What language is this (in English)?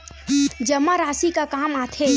Chhattisgarhi